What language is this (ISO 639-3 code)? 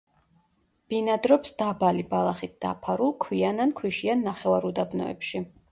kat